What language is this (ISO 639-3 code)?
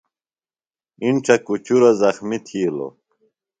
phl